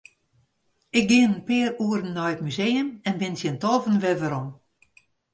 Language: Western Frisian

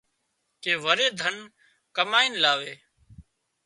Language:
Wadiyara Koli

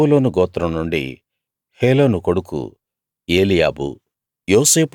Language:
Telugu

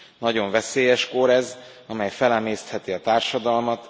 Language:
Hungarian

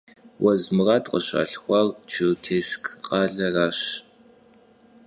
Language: Kabardian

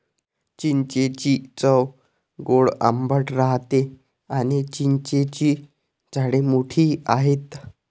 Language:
Marathi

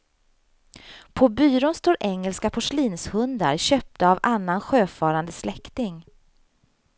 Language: Swedish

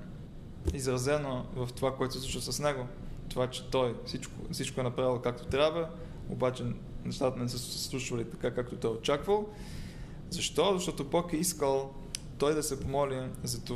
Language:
Bulgarian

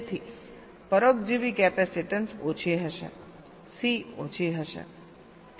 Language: Gujarati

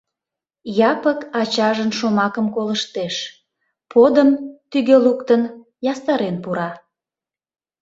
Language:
Mari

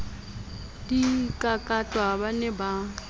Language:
Southern Sotho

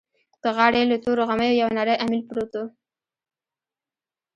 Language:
Pashto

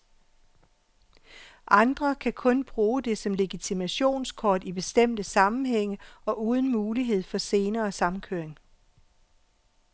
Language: Danish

